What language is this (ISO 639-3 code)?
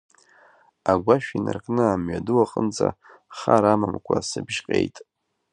abk